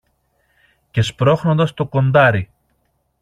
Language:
Greek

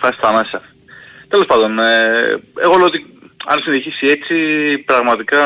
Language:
Greek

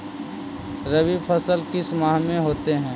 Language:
Magahi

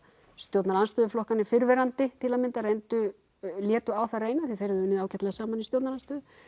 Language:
Icelandic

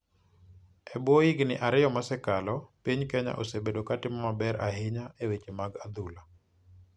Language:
Luo (Kenya and Tanzania)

